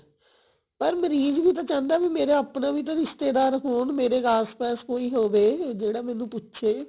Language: Punjabi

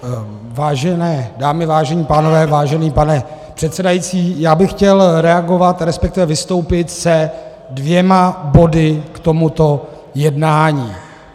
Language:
Czech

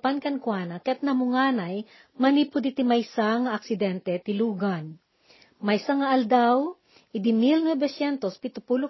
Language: Filipino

